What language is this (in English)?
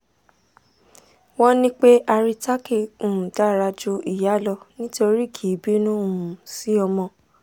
Yoruba